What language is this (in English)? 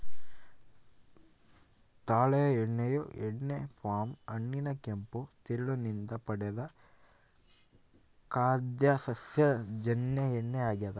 Kannada